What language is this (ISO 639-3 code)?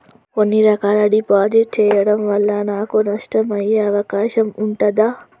tel